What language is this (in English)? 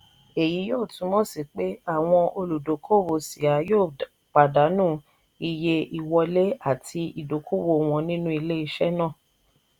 Yoruba